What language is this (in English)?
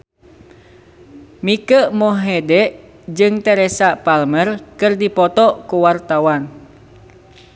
Sundanese